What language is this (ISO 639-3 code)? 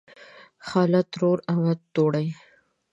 pus